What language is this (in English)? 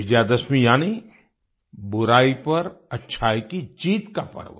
Hindi